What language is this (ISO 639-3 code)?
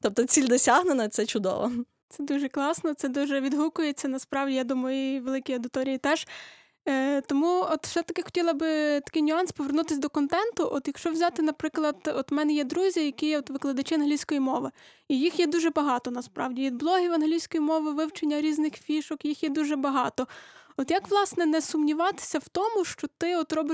ukr